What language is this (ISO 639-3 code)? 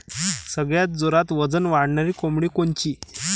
mar